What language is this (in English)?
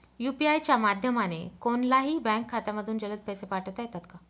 Marathi